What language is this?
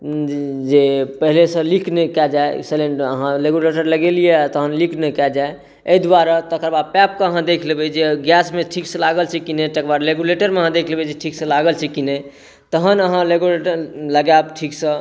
Maithili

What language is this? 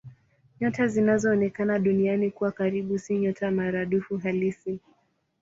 Swahili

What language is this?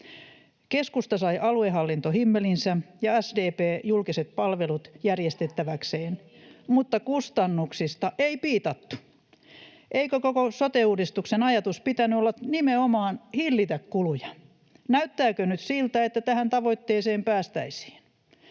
Finnish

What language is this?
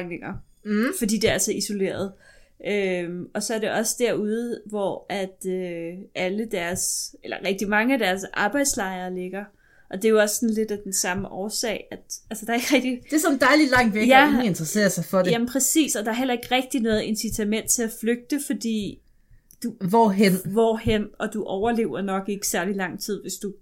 Danish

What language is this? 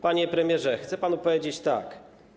Polish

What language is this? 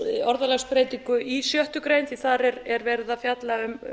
Icelandic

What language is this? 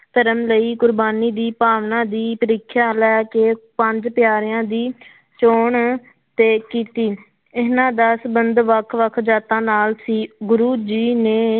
Punjabi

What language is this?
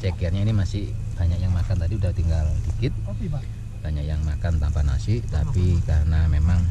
Indonesian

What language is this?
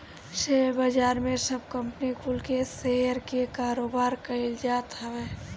Bhojpuri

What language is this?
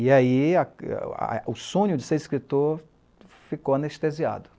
Portuguese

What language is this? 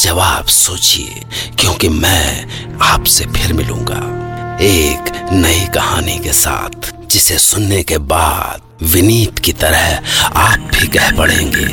Hindi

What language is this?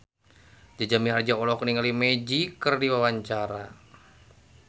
Sundanese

